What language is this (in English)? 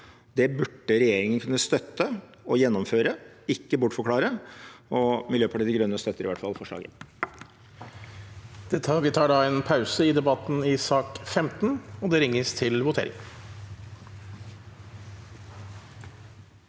Norwegian